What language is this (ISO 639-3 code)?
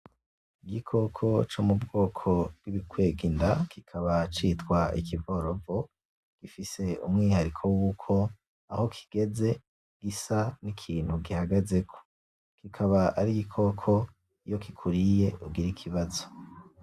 run